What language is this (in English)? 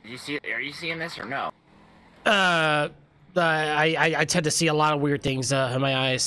English